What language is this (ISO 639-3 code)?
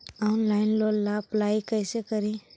mag